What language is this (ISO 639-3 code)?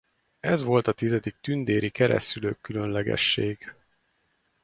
hun